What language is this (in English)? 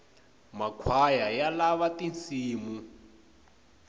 Tsonga